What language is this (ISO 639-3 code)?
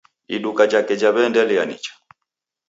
dav